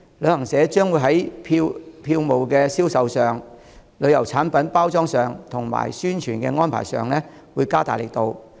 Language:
Cantonese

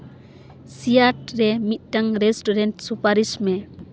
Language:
Santali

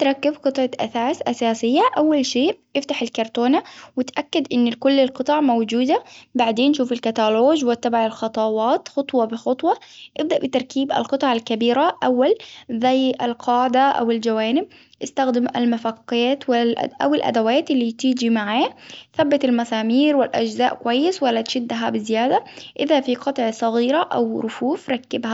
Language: Hijazi Arabic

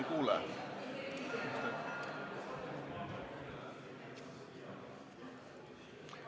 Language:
Estonian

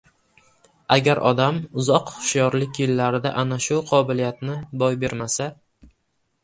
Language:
Uzbek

